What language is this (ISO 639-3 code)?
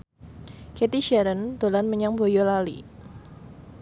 jav